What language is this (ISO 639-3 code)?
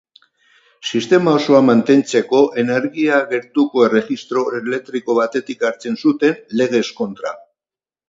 eus